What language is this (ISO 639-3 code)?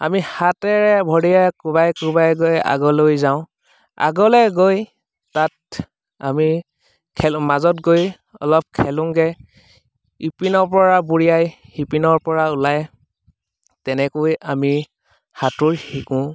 asm